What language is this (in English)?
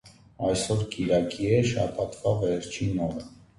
English